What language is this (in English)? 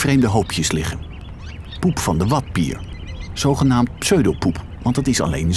Dutch